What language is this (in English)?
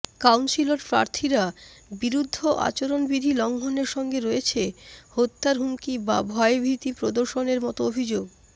Bangla